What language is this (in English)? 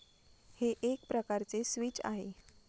Marathi